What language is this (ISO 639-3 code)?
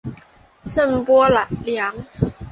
zho